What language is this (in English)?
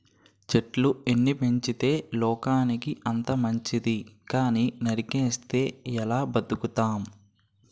Telugu